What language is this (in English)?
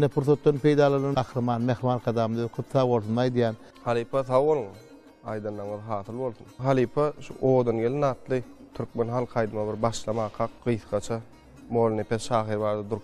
Turkish